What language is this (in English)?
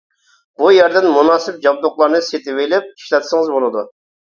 Uyghur